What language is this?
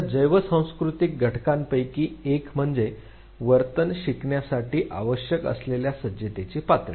Marathi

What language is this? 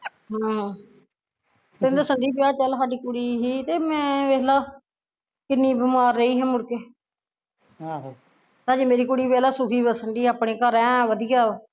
Punjabi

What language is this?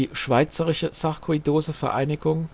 German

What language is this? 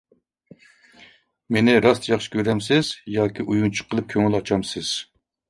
Uyghur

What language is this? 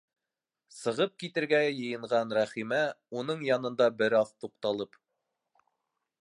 Bashkir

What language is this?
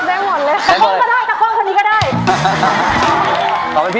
Thai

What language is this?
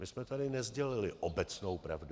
Czech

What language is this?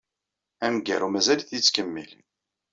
Kabyle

